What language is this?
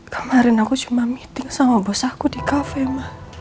Indonesian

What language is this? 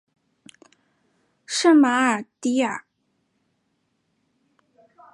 Chinese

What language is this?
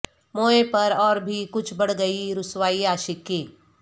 Urdu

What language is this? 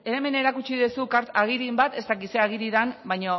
Basque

